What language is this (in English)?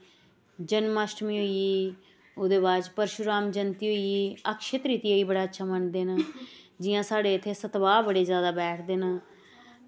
Dogri